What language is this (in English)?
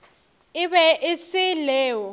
Northern Sotho